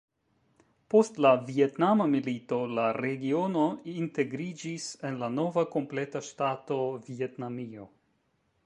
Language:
Esperanto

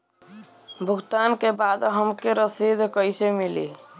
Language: Bhojpuri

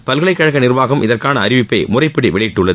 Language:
Tamil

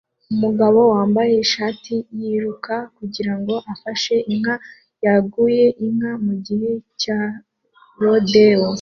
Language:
Kinyarwanda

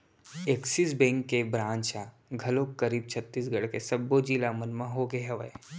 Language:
Chhattisgarhi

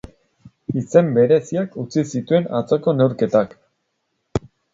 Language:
Basque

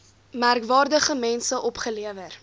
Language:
Afrikaans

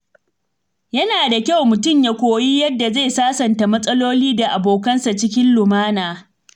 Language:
Hausa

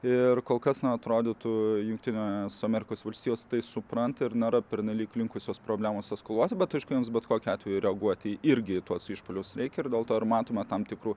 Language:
Lithuanian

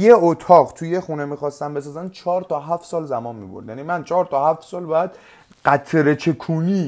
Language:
Persian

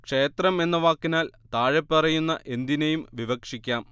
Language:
Malayalam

